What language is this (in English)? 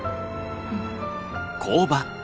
Japanese